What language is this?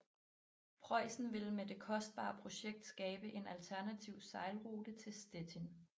Danish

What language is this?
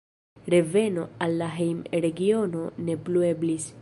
Esperanto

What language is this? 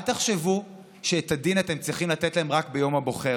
Hebrew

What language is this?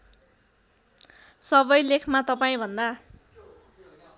Nepali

